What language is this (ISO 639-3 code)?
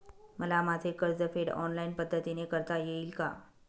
mar